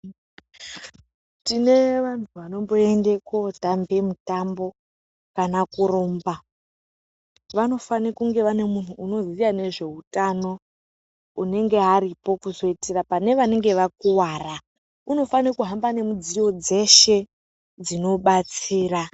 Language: Ndau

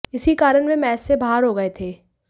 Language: Hindi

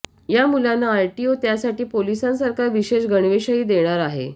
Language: Marathi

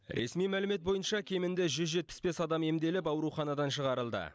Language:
Kazakh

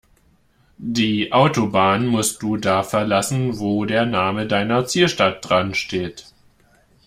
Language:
German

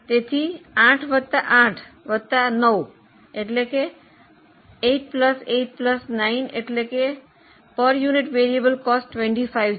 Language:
Gujarati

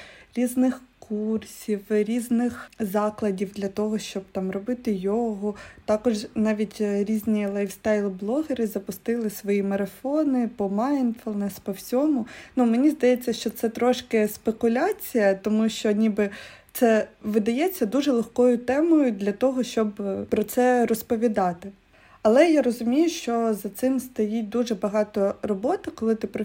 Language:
Ukrainian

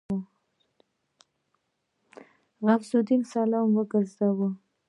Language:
Pashto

